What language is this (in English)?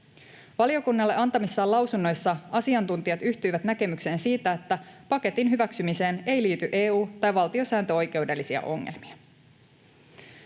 Finnish